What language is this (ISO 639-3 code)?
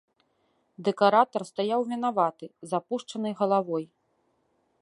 bel